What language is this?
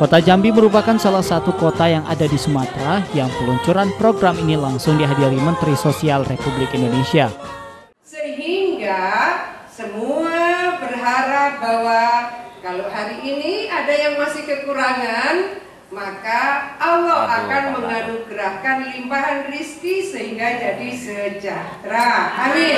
Indonesian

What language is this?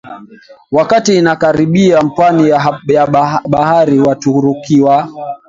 Swahili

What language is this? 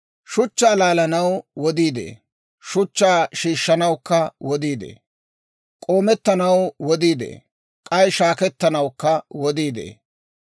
Dawro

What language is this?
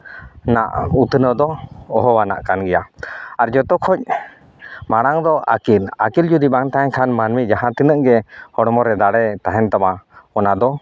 Santali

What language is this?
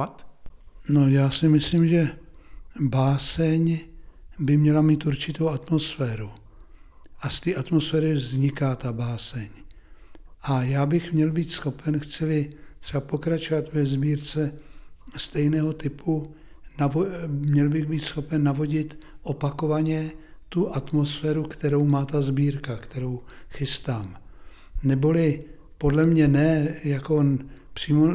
Czech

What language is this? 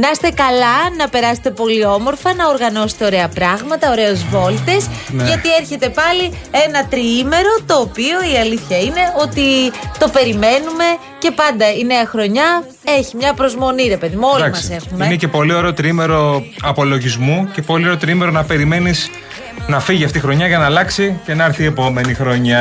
Greek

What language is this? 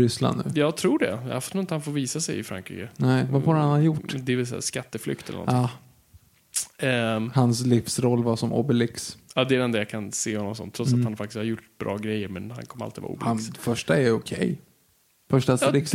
Swedish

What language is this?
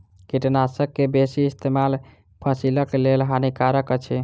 Maithili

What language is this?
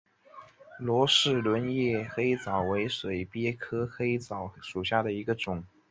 Chinese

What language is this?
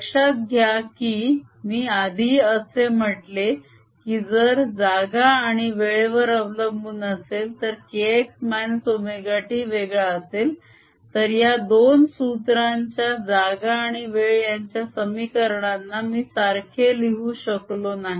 Marathi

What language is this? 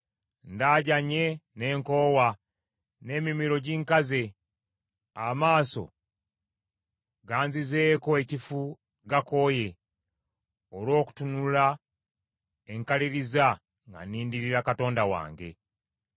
Ganda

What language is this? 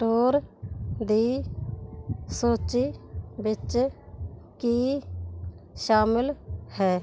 Punjabi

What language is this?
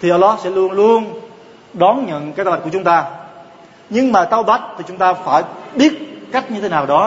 Vietnamese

